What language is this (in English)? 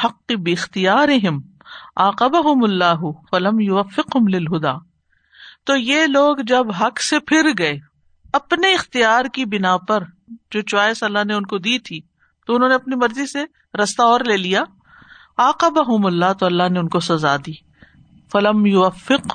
Urdu